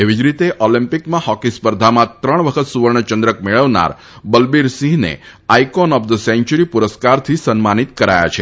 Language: Gujarati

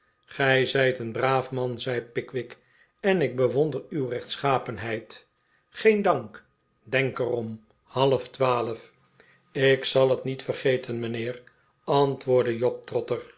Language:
Dutch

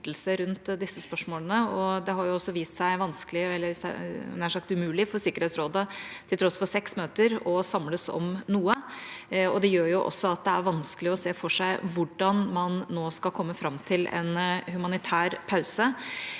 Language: Norwegian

